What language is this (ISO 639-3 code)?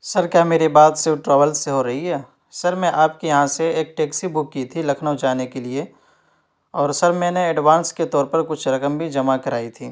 urd